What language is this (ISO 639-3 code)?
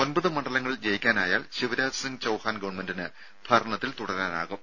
mal